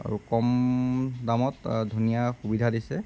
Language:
Assamese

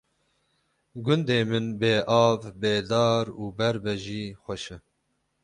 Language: Kurdish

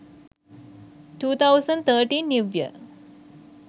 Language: Sinhala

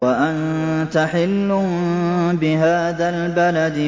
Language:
Arabic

